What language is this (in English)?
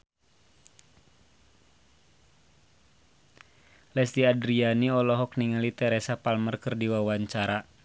Sundanese